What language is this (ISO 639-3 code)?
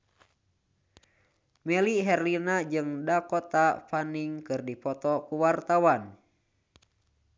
sun